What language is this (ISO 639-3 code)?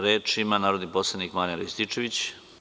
srp